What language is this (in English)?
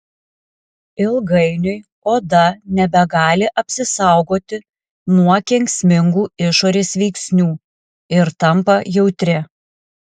Lithuanian